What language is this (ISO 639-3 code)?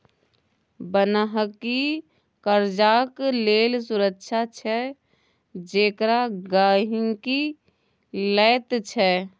mai